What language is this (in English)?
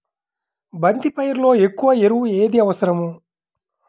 Telugu